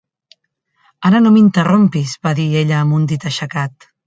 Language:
Catalan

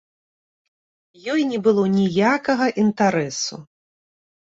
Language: Belarusian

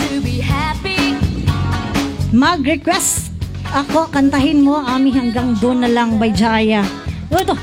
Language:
Filipino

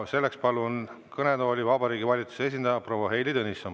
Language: Estonian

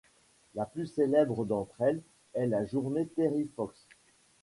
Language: French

